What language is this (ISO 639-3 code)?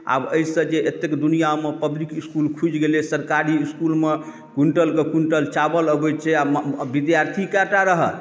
mai